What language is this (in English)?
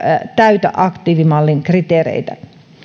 Finnish